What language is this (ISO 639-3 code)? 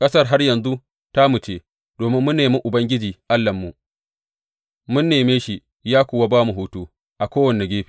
hau